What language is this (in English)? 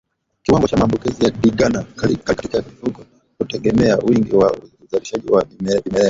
Swahili